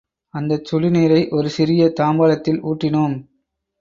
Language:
Tamil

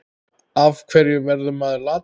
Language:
Icelandic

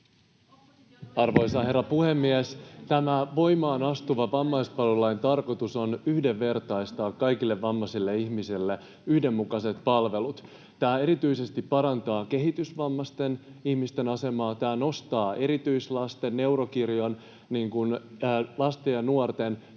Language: Finnish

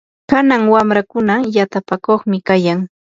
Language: Yanahuanca Pasco Quechua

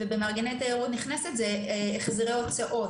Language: Hebrew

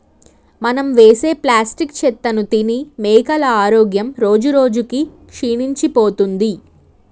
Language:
Telugu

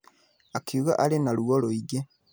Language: Kikuyu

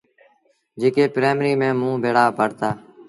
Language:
Sindhi Bhil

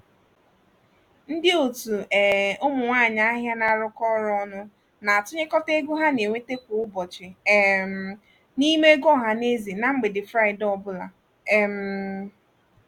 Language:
Igbo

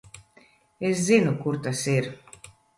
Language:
Latvian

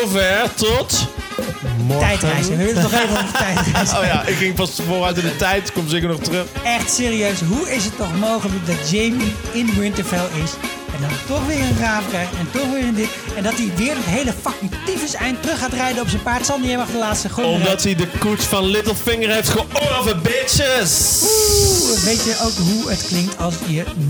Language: Dutch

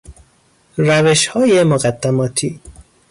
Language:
Persian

